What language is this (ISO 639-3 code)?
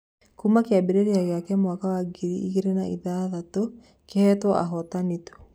kik